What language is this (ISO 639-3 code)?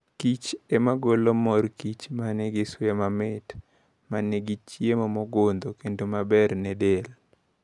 luo